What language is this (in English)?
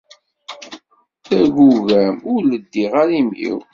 Kabyle